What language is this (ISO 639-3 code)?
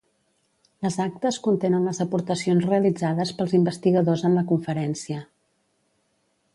cat